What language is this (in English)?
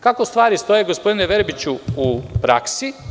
Serbian